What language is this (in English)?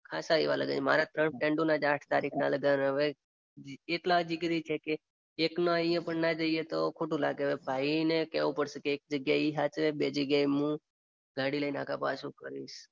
Gujarati